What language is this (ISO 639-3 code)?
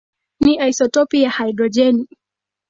swa